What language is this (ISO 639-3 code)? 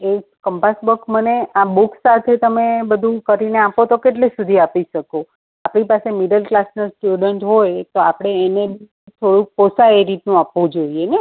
guj